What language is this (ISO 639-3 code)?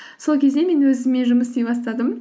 kaz